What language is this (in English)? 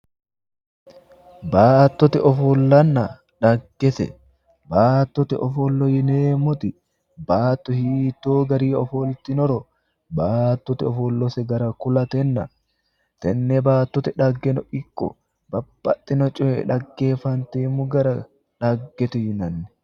Sidamo